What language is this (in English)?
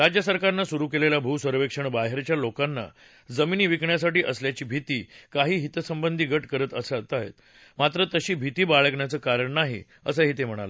Marathi